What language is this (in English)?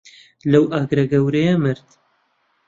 Central Kurdish